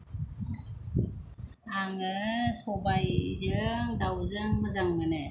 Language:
Bodo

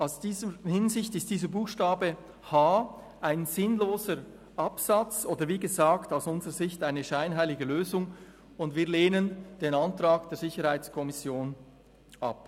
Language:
Swiss German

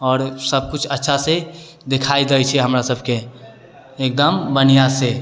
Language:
Maithili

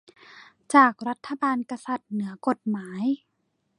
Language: Thai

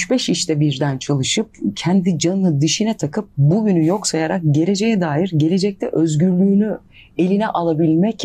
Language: Turkish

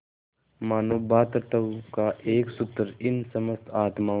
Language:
Hindi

